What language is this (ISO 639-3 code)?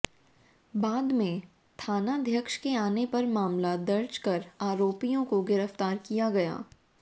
hin